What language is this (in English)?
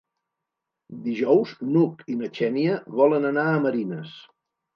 Catalan